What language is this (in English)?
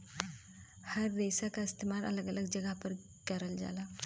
Bhojpuri